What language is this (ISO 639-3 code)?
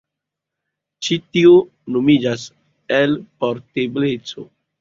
epo